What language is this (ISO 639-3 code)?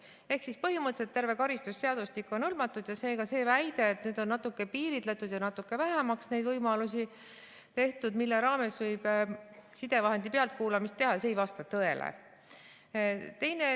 est